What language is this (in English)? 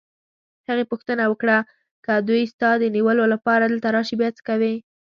Pashto